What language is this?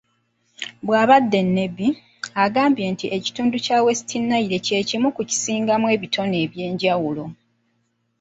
Ganda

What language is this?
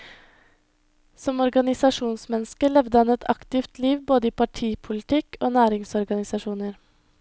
Norwegian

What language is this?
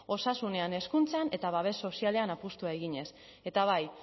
Basque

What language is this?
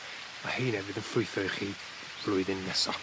Welsh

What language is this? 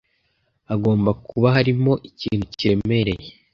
Kinyarwanda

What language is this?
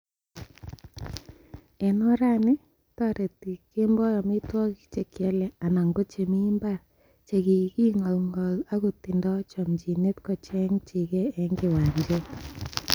Kalenjin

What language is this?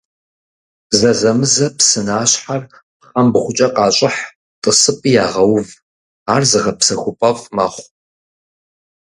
Kabardian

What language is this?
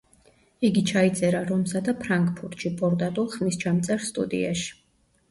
Georgian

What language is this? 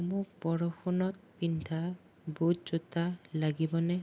Assamese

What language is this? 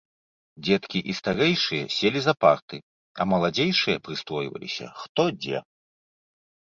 Belarusian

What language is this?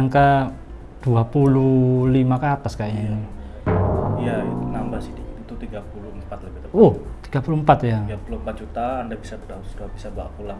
Indonesian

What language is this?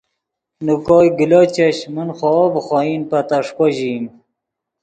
Yidgha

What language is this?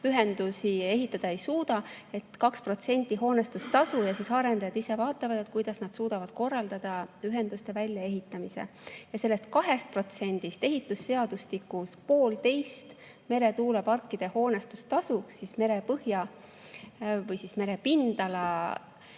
Estonian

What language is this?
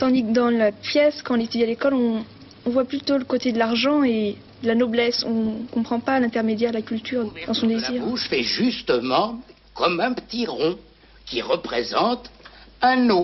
French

